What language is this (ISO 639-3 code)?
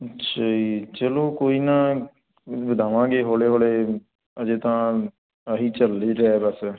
pan